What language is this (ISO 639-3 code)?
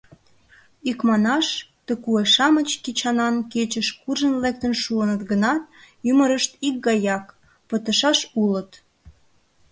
chm